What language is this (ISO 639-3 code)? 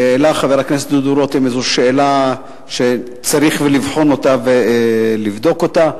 heb